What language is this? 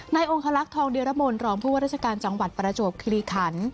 Thai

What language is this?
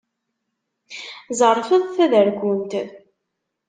Kabyle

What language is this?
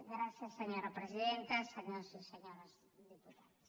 Catalan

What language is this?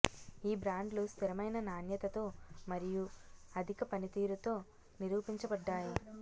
Telugu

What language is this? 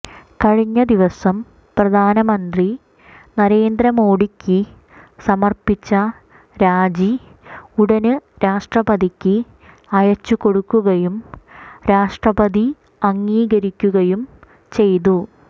Malayalam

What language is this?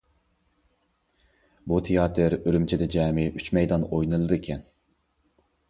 Uyghur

